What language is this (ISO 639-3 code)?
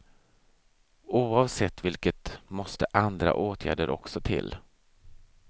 swe